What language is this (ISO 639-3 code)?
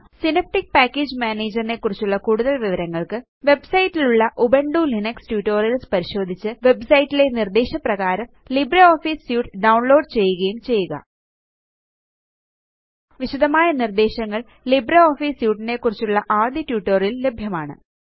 mal